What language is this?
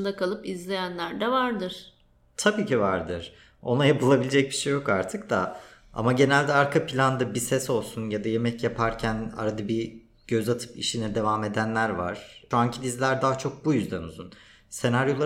Turkish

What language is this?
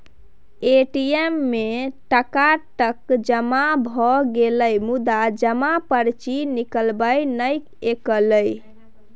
Maithili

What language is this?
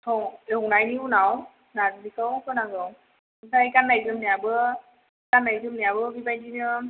Bodo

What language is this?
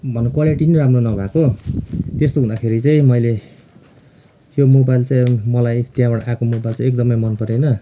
Nepali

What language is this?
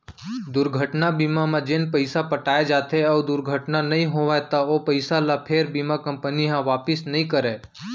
Chhattisgarhi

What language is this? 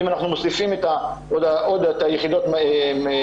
Hebrew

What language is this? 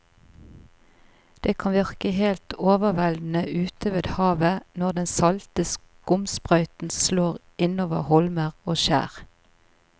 Norwegian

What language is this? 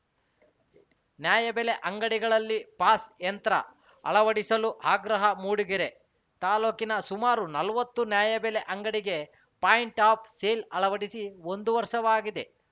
Kannada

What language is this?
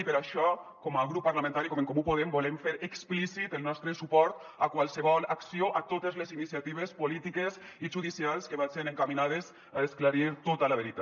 Catalan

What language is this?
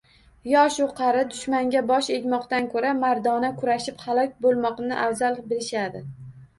Uzbek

